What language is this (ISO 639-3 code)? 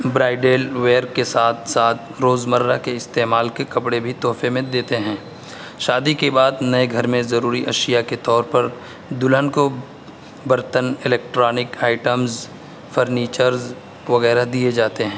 urd